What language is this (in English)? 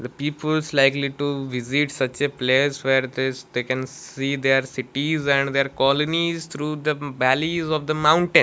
English